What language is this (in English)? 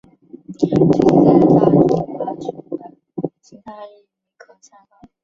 Chinese